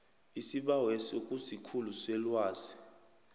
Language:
South Ndebele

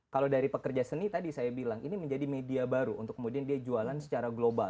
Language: Indonesian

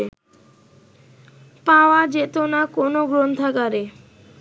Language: Bangla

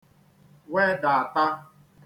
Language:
Igbo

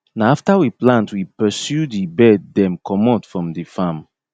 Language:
Nigerian Pidgin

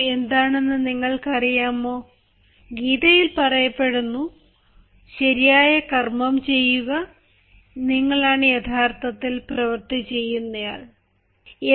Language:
Malayalam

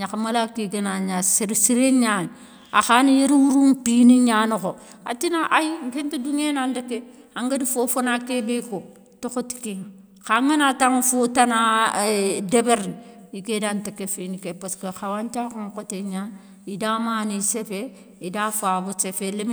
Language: Soninke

